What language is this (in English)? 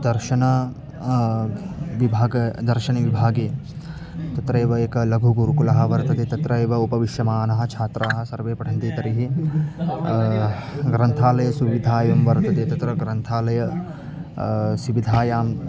Sanskrit